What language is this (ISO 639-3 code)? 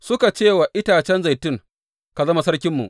hau